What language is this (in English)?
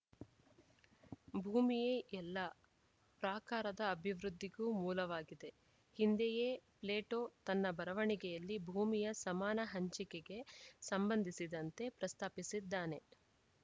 Kannada